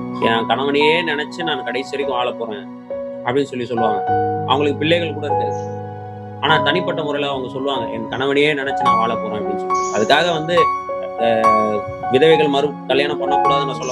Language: Tamil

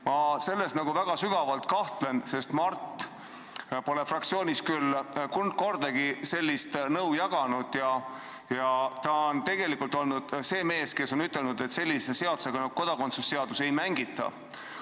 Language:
Estonian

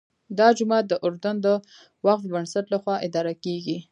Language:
Pashto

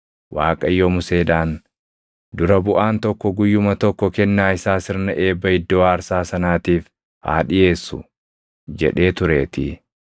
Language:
Oromo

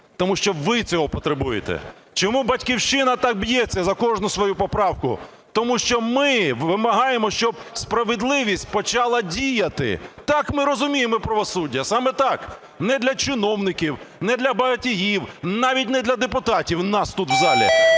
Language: Ukrainian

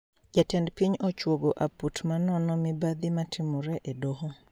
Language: Luo (Kenya and Tanzania)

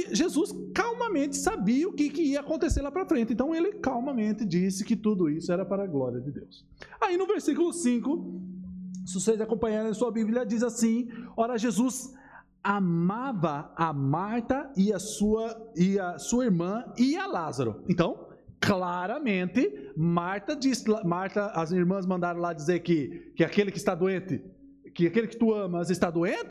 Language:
Portuguese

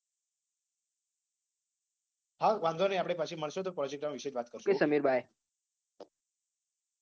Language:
Gujarati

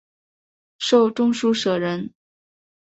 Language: Chinese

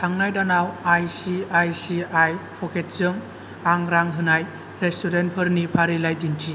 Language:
Bodo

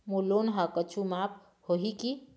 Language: Chhattisgarhi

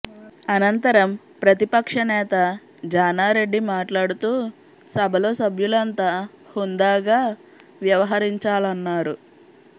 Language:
Telugu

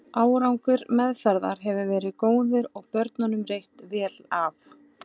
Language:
Icelandic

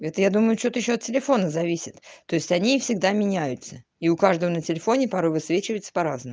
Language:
Russian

